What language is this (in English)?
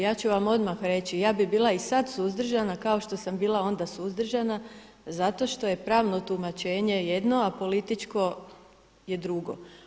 Croatian